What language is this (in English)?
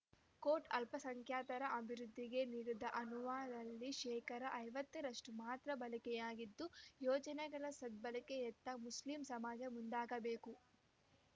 Kannada